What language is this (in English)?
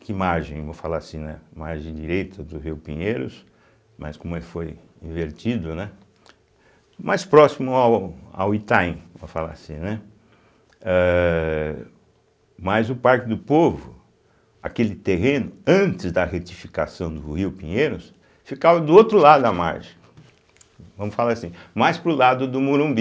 Portuguese